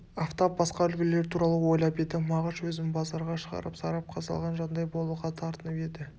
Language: Kazakh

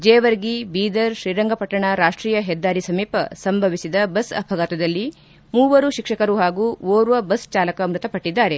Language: Kannada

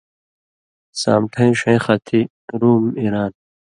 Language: Indus Kohistani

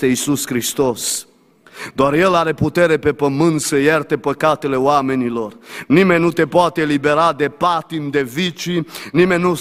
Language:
Romanian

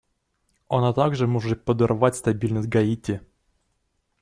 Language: Russian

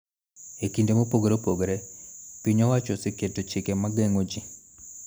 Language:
Luo (Kenya and Tanzania)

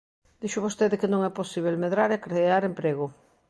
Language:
Galician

